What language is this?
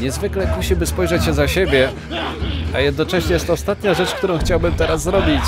Polish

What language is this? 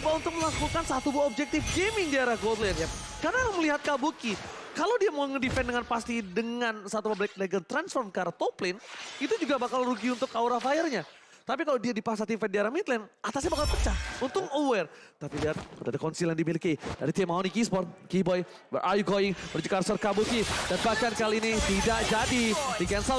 Indonesian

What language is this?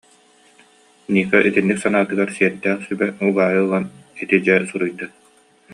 Yakut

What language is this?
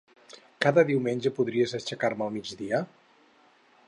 Catalan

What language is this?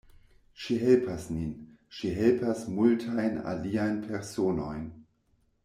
Esperanto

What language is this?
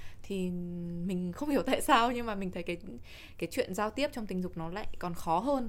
Vietnamese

